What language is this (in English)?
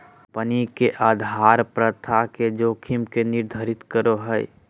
Magahi